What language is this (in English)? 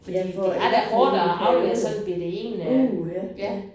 Danish